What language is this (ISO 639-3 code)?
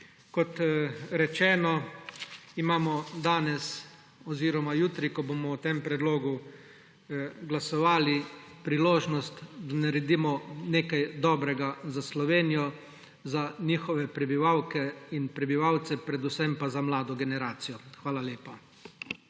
slv